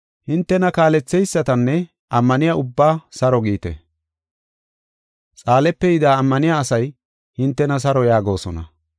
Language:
Gofa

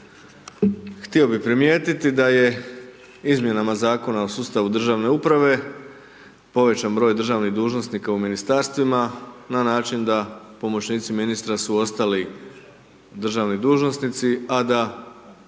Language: Croatian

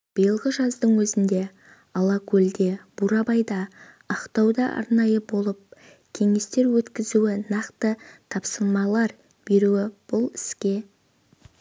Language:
Kazakh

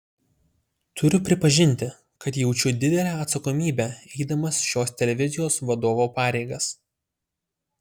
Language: Lithuanian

